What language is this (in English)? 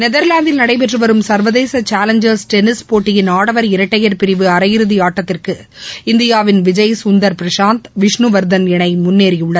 Tamil